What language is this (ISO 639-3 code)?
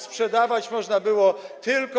pol